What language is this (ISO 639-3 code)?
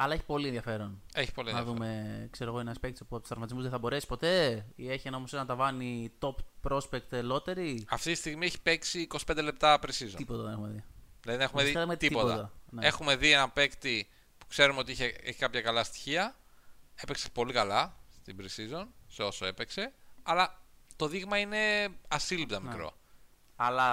ell